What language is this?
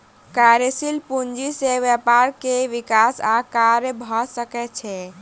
Maithili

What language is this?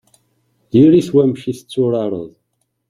Kabyle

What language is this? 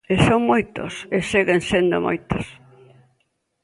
Galician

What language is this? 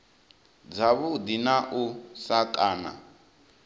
Venda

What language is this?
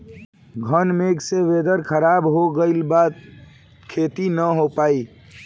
Bhojpuri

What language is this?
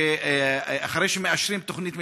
Hebrew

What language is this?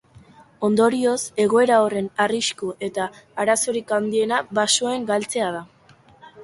Basque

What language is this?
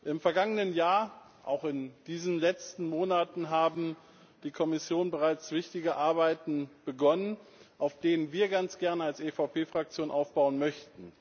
German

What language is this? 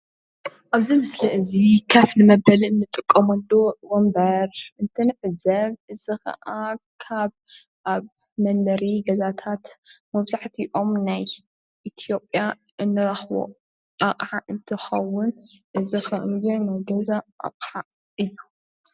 Tigrinya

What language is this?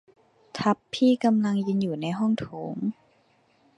Thai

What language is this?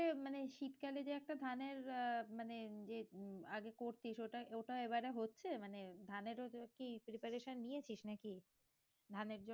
Bangla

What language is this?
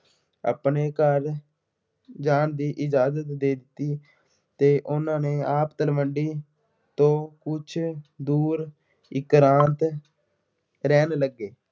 Punjabi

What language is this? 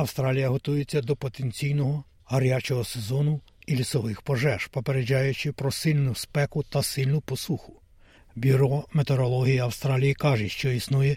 Ukrainian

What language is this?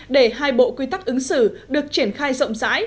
Vietnamese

